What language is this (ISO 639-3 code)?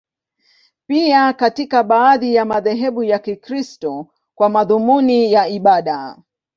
swa